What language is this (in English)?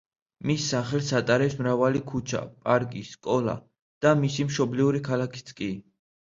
Georgian